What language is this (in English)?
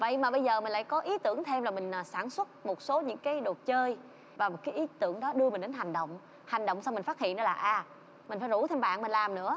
Vietnamese